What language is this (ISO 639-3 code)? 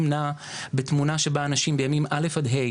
heb